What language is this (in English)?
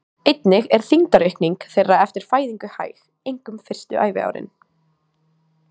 Icelandic